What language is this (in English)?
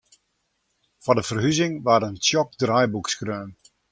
Western Frisian